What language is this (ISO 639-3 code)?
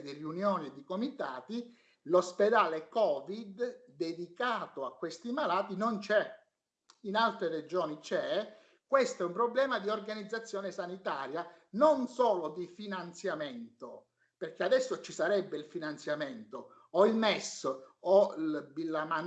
ita